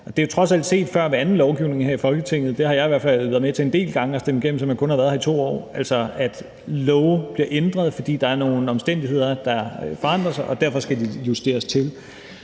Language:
Danish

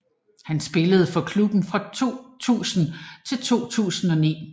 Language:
Danish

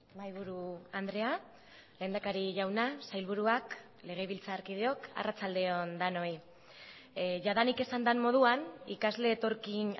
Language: Basque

